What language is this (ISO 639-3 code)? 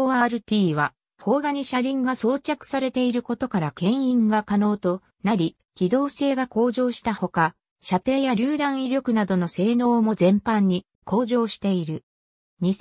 jpn